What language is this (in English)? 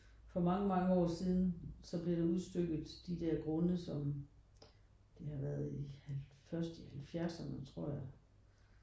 Danish